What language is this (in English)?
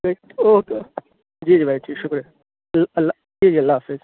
Urdu